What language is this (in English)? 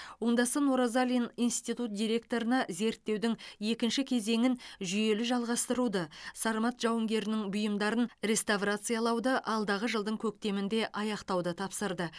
Kazakh